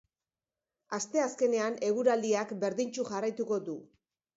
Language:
Basque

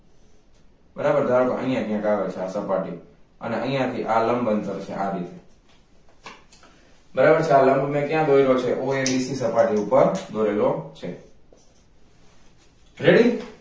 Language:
Gujarati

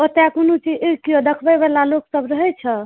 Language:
Maithili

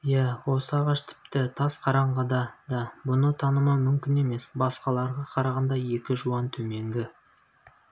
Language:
Kazakh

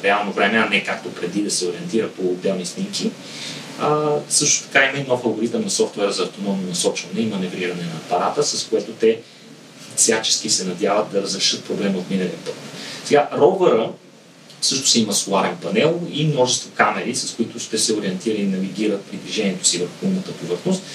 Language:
Bulgarian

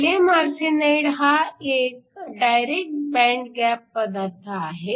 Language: Marathi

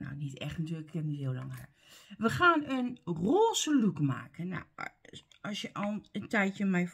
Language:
Dutch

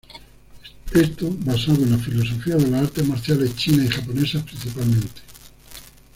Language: Spanish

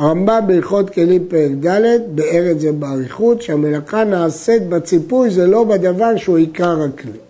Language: Hebrew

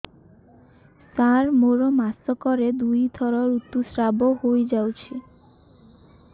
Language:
Odia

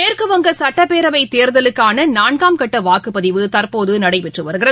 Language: Tamil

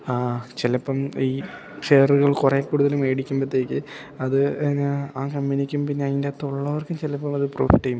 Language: Malayalam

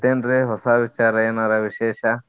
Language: Kannada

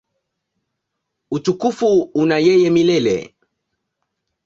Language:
Swahili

